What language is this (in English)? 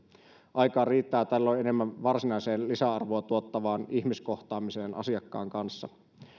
Finnish